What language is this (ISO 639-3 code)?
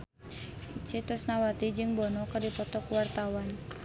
sun